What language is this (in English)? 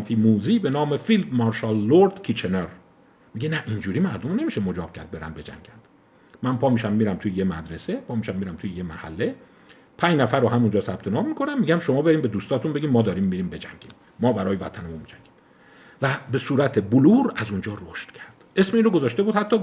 Persian